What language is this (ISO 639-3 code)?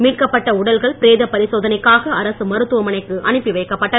tam